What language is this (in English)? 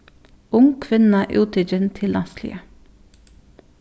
Faroese